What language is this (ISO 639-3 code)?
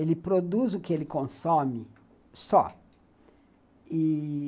por